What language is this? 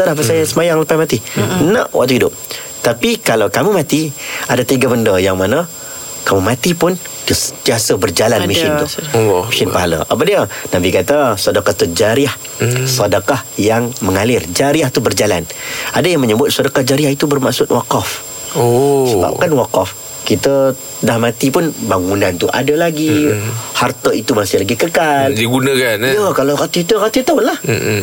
Malay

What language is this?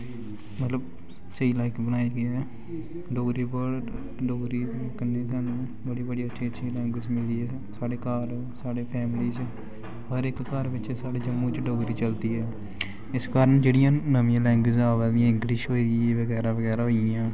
Dogri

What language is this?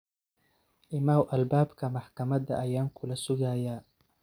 Somali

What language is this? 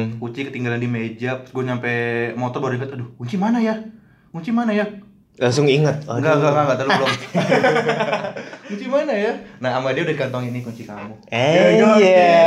Indonesian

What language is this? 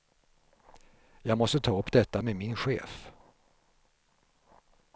Swedish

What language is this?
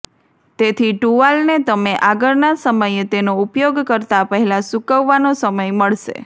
Gujarati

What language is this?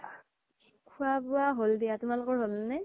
Assamese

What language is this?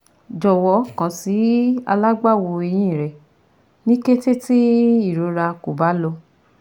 Yoruba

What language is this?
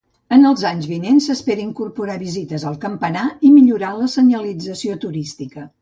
Catalan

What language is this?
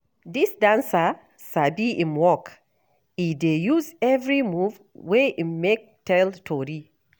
Nigerian Pidgin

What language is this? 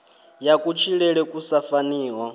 Venda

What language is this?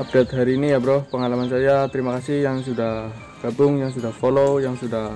Indonesian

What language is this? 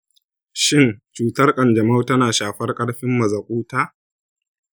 Hausa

